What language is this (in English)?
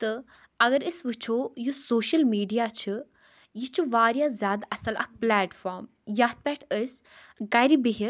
Kashmiri